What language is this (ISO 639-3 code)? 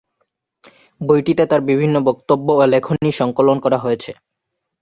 ben